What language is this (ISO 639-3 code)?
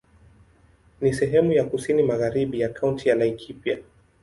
swa